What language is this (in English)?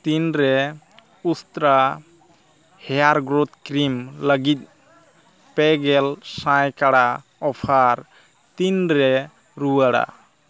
Santali